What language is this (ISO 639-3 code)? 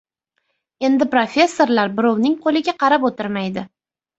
uzb